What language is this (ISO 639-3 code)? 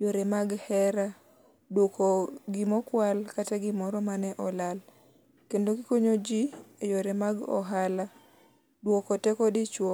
luo